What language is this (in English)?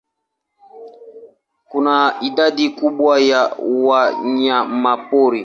Swahili